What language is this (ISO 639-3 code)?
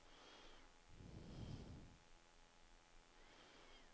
swe